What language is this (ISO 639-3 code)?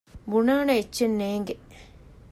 div